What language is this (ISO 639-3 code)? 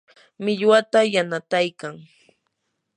qur